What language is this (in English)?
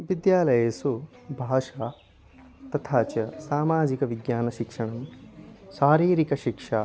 Sanskrit